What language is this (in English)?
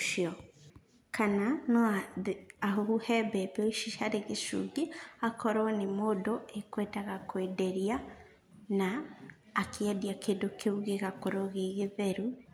Kikuyu